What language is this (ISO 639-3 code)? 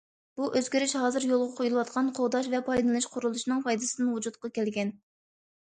uig